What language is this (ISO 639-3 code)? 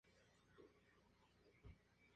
spa